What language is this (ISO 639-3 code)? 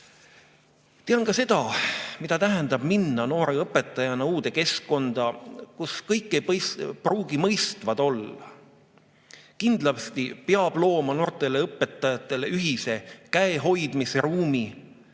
est